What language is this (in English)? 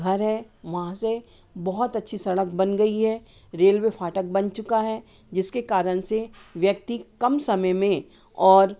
Hindi